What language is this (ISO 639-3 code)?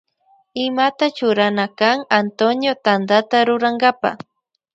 qvj